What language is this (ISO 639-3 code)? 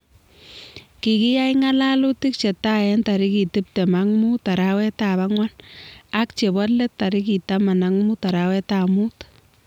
kln